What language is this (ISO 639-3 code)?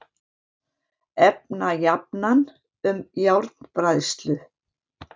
isl